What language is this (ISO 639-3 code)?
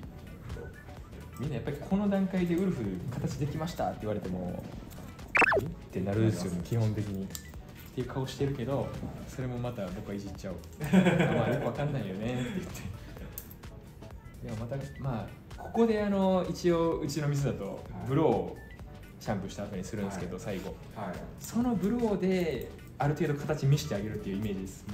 jpn